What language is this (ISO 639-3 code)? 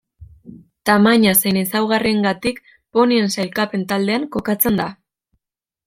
eus